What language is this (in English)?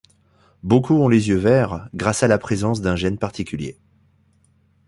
French